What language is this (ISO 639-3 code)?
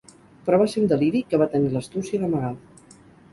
cat